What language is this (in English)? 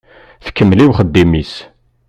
Kabyle